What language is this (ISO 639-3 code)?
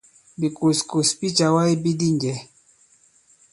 abb